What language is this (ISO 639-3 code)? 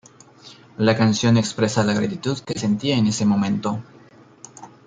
spa